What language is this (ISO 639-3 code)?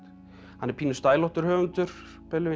isl